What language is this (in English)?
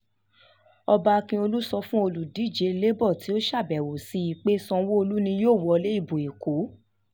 Yoruba